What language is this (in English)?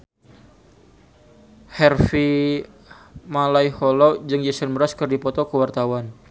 Sundanese